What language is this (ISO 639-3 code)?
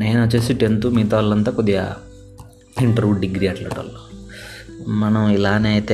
tel